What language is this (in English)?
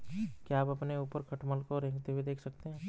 Hindi